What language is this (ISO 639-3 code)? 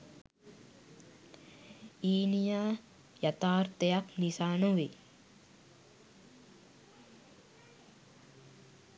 sin